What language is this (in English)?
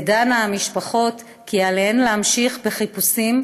Hebrew